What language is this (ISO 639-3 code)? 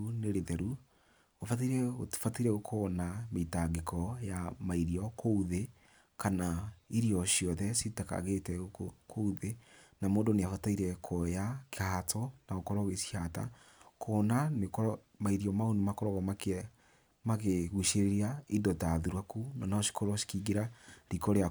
kik